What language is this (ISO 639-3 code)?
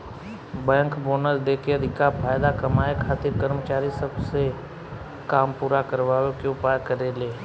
bho